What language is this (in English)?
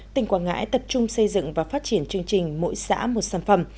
Vietnamese